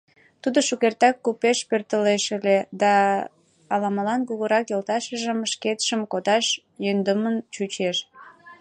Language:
Mari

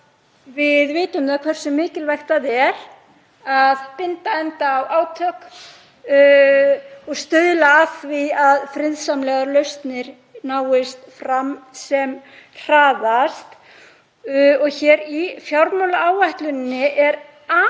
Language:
Icelandic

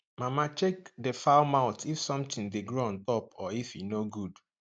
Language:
Nigerian Pidgin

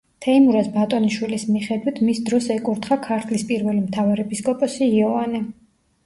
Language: Georgian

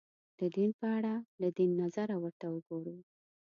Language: Pashto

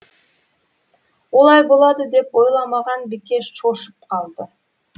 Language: Kazakh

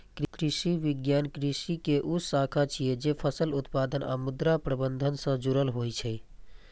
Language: Maithili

